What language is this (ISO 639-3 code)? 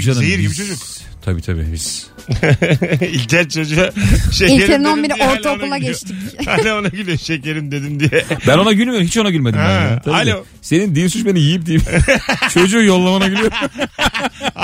tur